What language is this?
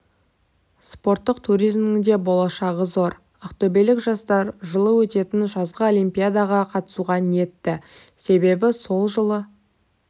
Kazakh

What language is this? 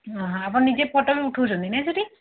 Odia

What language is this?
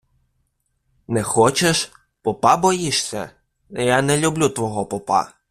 Ukrainian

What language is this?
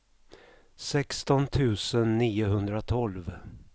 Swedish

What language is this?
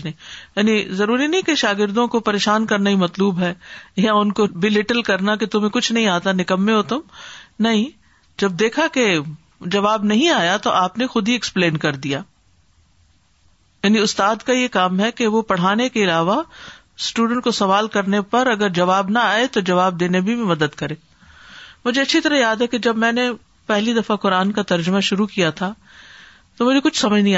Urdu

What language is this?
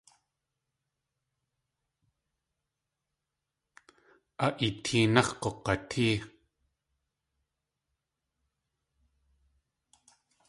Tlingit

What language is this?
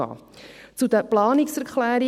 Swiss German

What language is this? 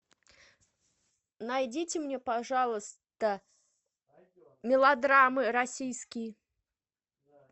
Russian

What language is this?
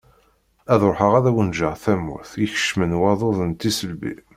Kabyle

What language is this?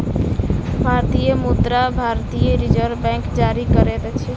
Maithili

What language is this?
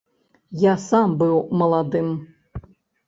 Belarusian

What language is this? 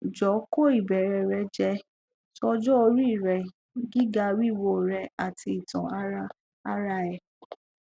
Yoruba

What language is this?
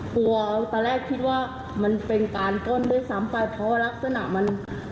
Thai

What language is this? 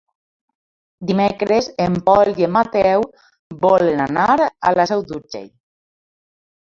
Catalan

